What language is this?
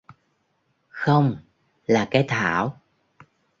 Vietnamese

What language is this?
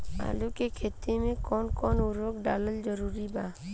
Bhojpuri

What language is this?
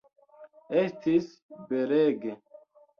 Esperanto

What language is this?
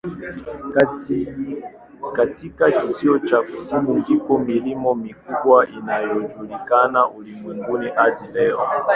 Swahili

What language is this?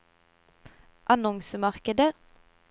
Norwegian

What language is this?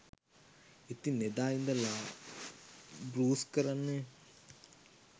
Sinhala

